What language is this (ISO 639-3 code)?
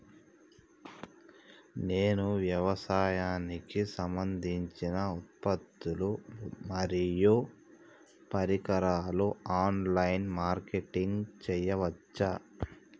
tel